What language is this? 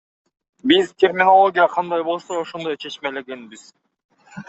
Kyrgyz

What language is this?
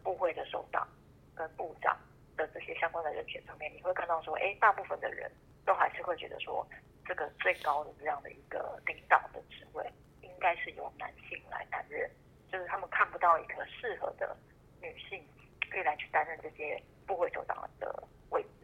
Chinese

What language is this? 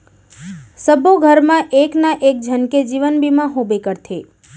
Chhattisgarhi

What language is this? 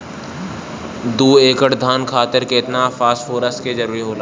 Bhojpuri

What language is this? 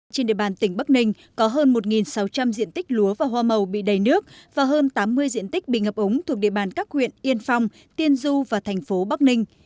Vietnamese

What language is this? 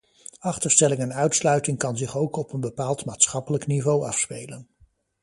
Dutch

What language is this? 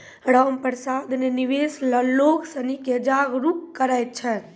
Maithili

